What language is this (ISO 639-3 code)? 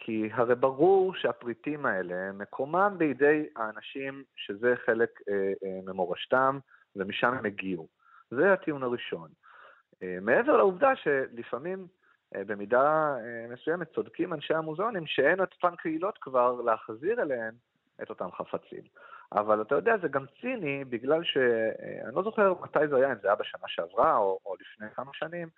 heb